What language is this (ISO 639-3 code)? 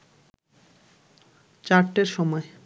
ben